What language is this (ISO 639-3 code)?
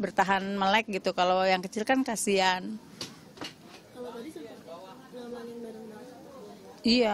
ind